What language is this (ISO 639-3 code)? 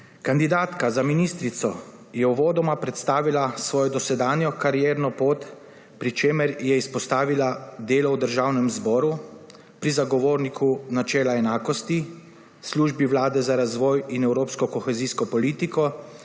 slv